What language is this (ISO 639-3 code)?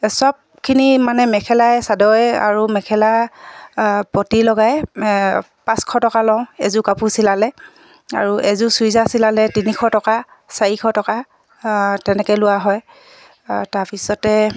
asm